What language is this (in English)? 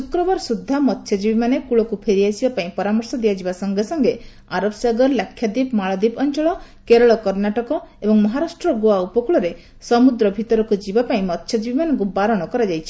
Odia